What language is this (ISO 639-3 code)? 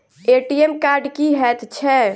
mai